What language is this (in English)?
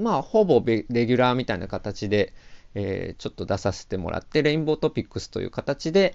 Japanese